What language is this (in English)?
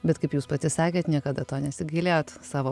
Lithuanian